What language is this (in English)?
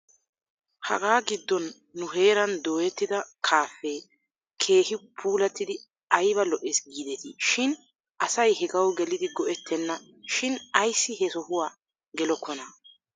Wolaytta